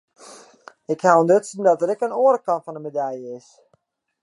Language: Western Frisian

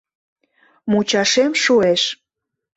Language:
Mari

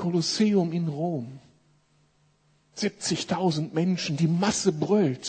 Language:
German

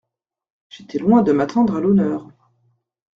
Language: French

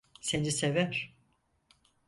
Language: Turkish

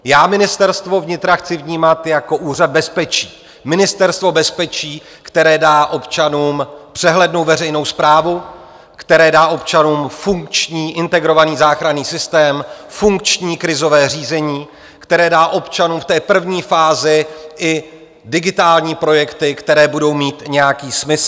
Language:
Czech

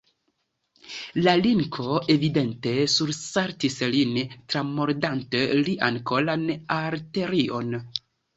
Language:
Esperanto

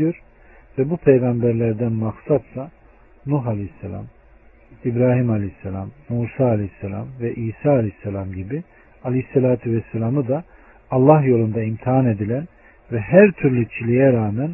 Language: Turkish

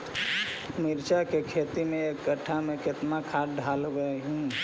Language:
Magahi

